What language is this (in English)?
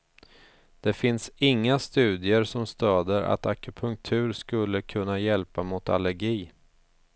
Swedish